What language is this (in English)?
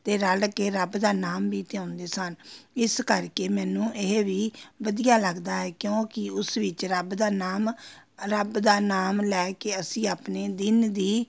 Punjabi